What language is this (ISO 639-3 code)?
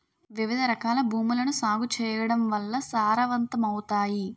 tel